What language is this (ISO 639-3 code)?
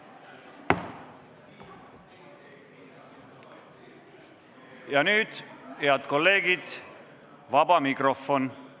est